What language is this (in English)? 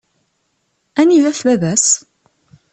Kabyle